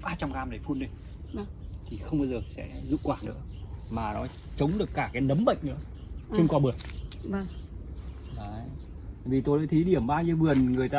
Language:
Vietnamese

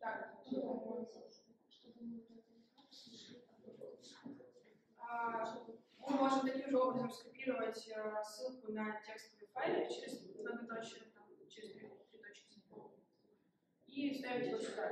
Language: Russian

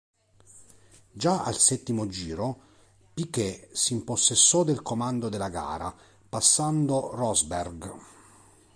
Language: Italian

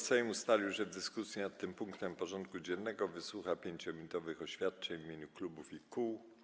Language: Polish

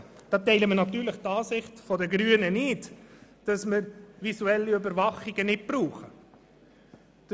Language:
Swiss German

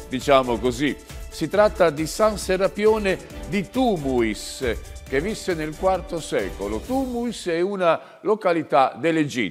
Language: Italian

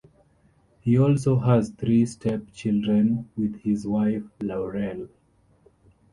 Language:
English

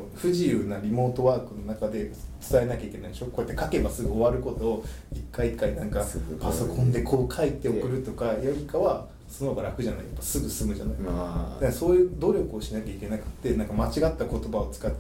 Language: Japanese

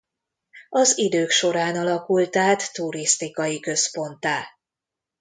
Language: Hungarian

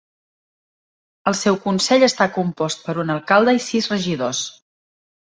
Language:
Catalan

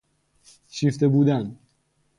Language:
Persian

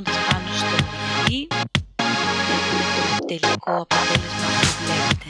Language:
Greek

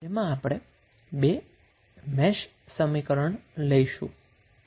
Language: Gujarati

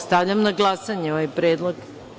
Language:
Serbian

